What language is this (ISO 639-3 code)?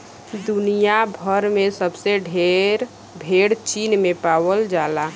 bho